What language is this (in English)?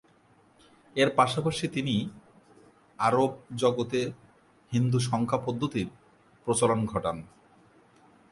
Bangla